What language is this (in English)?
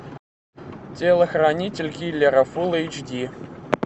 Russian